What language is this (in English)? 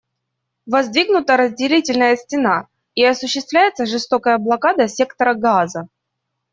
Russian